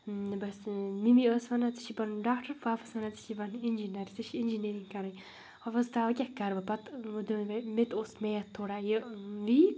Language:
Kashmiri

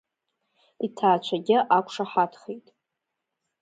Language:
Abkhazian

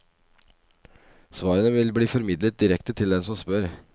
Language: Norwegian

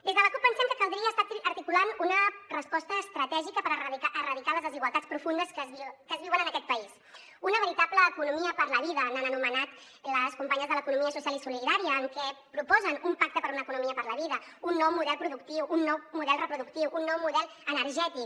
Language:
Catalan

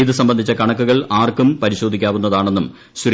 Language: Malayalam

